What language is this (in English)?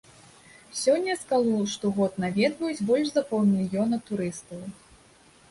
Belarusian